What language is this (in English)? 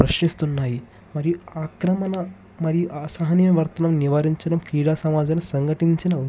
Telugu